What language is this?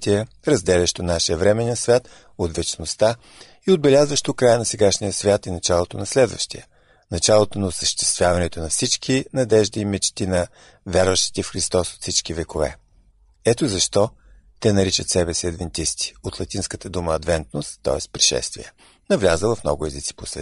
Bulgarian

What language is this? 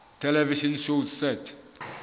Southern Sotho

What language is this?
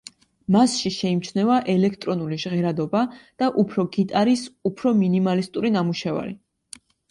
Georgian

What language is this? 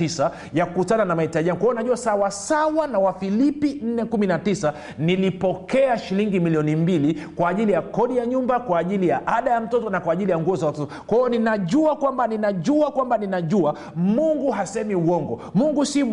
Swahili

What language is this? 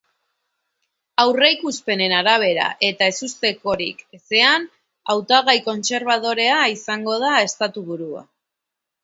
Basque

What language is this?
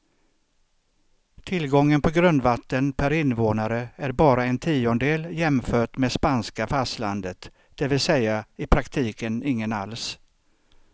Swedish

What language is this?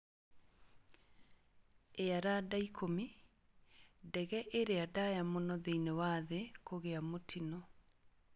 Kikuyu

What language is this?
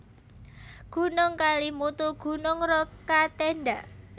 Javanese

